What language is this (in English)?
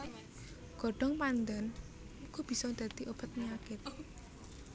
Javanese